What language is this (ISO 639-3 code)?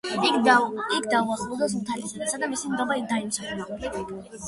kat